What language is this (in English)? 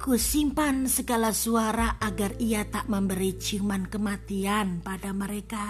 Indonesian